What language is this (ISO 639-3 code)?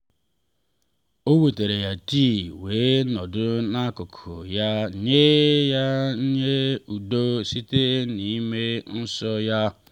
ibo